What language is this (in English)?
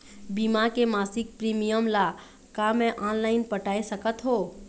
Chhattisgarhi